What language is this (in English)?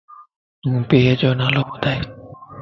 Lasi